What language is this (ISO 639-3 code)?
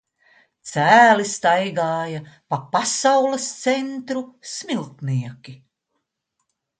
lav